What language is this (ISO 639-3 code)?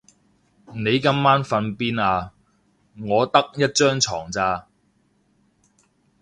yue